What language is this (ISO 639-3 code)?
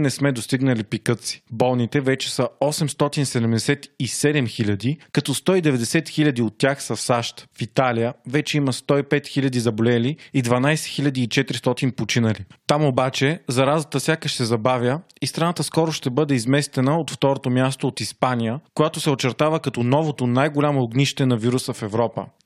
bul